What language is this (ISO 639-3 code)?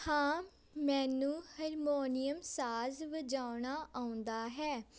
pan